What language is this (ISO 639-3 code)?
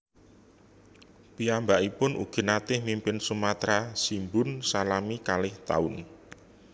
jav